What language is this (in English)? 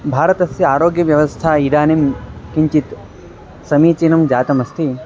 Sanskrit